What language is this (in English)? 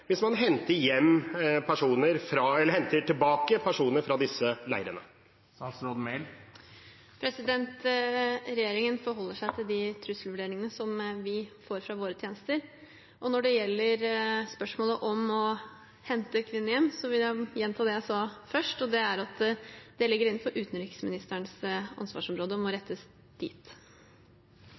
Norwegian Bokmål